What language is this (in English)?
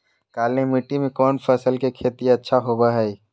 Magahi